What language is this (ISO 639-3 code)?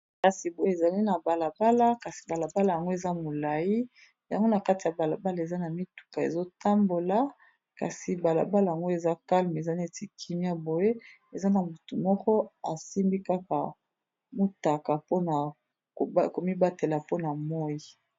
lin